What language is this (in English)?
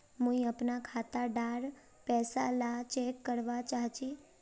Magahi